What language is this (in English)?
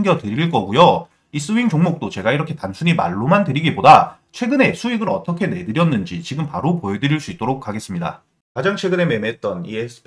Korean